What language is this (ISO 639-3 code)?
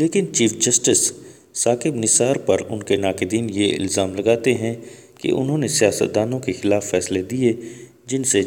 urd